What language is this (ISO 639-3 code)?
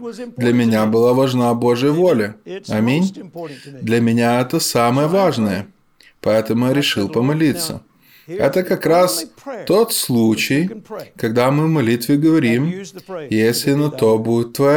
rus